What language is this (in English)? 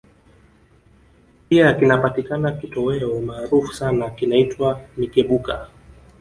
Swahili